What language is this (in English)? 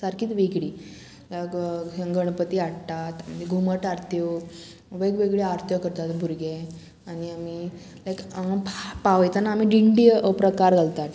Konkani